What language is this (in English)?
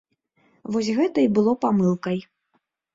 Belarusian